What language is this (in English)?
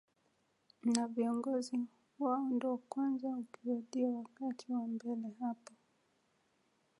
Swahili